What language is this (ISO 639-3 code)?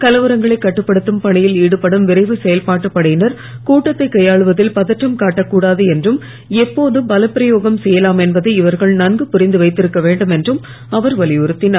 tam